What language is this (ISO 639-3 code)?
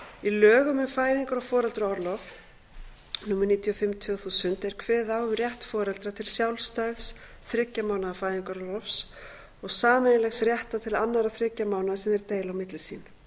isl